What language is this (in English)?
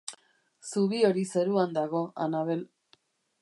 Basque